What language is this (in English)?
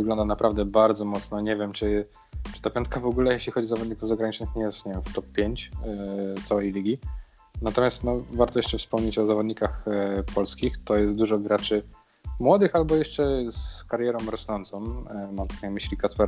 Polish